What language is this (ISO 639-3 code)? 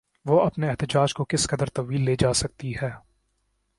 urd